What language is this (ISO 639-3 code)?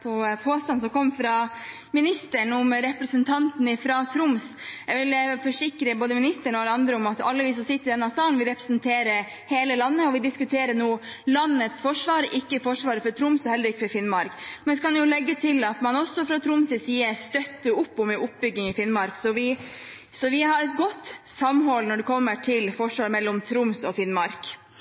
nob